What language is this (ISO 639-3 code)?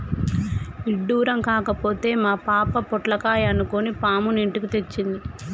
tel